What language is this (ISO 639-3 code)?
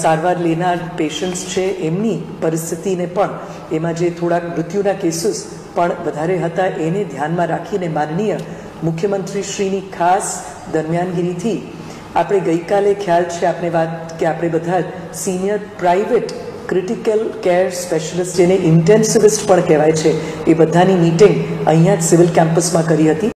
hin